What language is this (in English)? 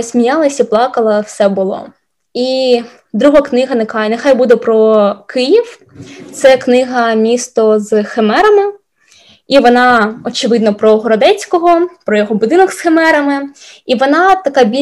Ukrainian